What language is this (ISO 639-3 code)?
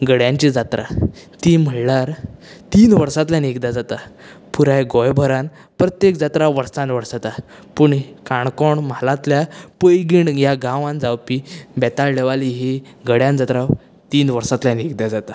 kok